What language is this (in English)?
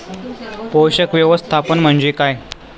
Marathi